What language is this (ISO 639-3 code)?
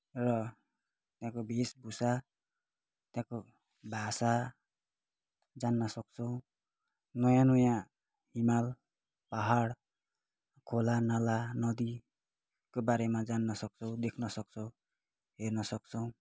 nep